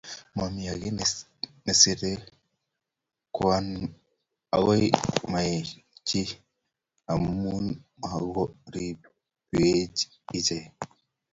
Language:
Kalenjin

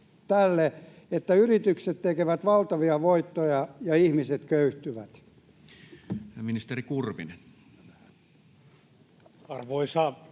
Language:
Finnish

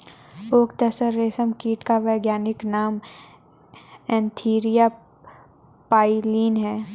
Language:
Hindi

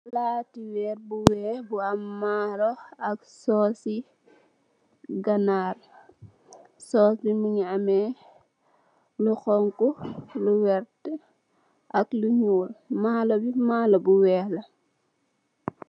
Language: Wolof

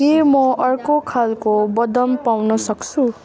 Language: Nepali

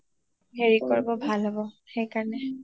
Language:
Assamese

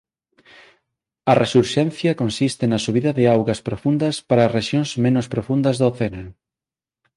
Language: Galician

